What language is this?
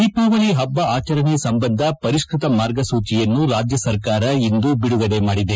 Kannada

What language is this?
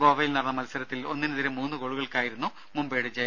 Malayalam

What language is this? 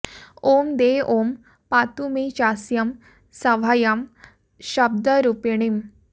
Sanskrit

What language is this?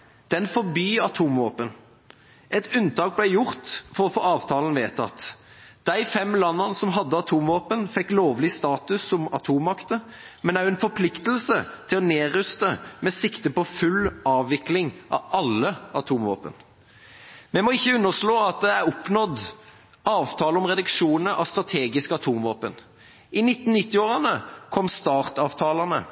Norwegian Bokmål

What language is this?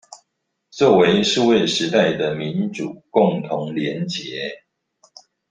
Chinese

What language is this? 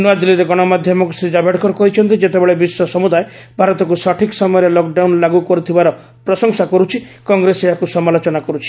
Odia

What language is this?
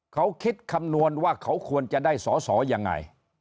Thai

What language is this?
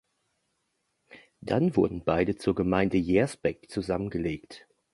German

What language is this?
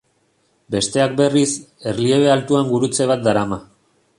Basque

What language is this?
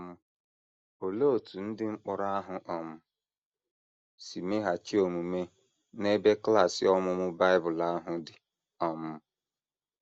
Igbo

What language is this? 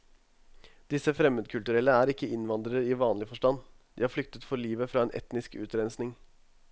Norwegian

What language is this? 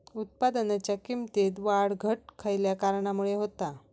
Marathi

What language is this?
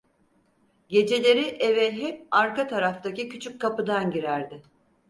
Turkish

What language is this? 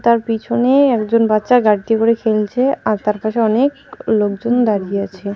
Bangla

